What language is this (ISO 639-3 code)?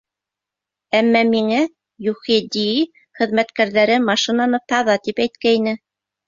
bak